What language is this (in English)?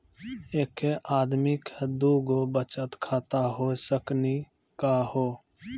Maithili